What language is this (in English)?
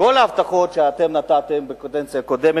Hebrew